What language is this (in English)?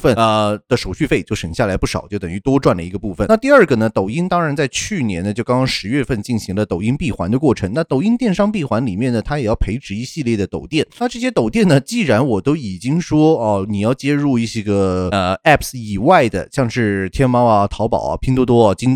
Chinese